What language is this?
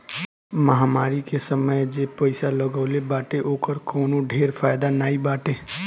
Bhojpuri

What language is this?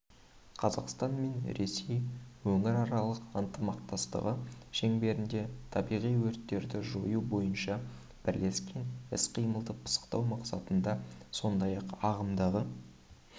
Kazakh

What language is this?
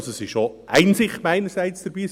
Swiss German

